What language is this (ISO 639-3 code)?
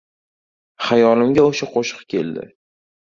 uzb